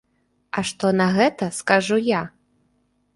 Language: Belarusian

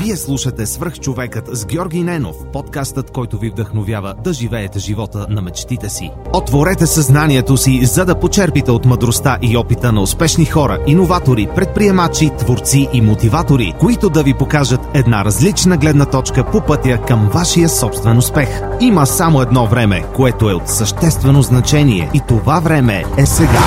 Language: Bulgarian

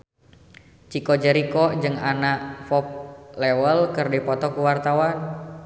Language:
Sundanese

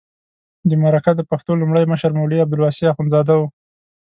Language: Pashto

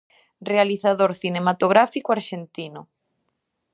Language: Galician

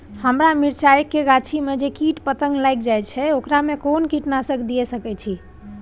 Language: Maithili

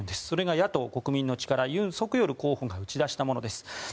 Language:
Japanese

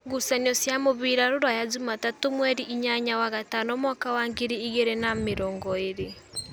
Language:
Kikuyu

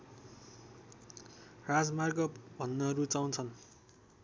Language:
Nepali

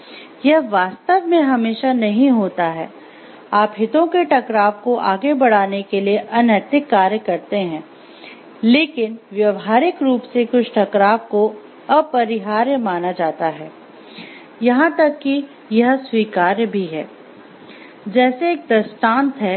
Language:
Hindi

